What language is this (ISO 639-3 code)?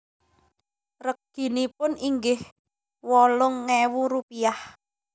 jav